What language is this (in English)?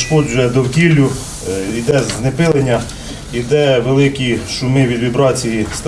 Ukrainian